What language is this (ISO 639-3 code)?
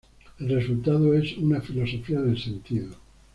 spa